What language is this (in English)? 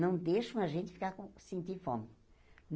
Portuguese